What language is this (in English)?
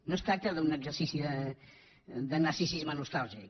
Catalan